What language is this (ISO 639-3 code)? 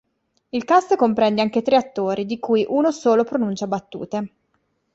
ita